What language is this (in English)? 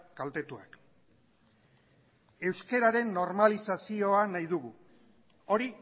Basque